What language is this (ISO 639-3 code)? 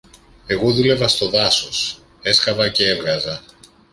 ell